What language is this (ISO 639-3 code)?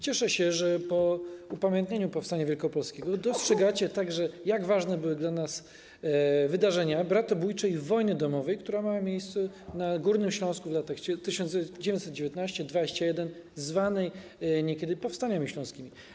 pol